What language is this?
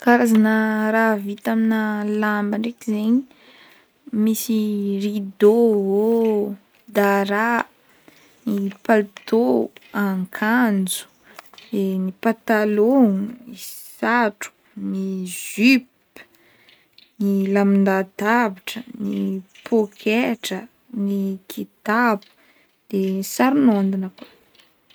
Northern Betsimisaraka Malagasy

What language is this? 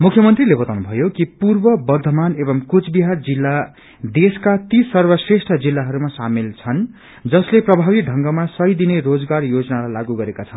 Nepali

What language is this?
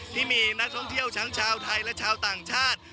Thai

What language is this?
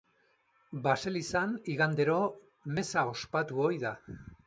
Basque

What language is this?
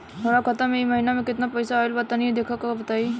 Bhojpuri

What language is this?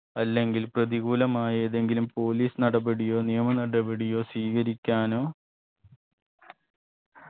Malayalam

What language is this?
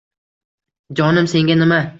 Uzbek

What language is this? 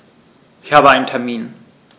German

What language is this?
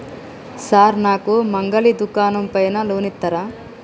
Telugu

